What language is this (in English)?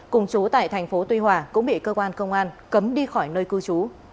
Vietnamese